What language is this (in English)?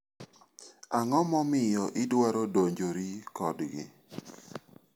Luo (Kenya and Tanzania)